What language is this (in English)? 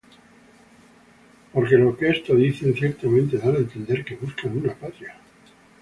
Spanish